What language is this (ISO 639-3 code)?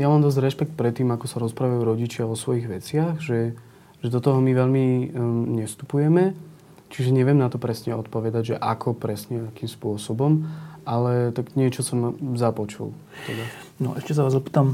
slk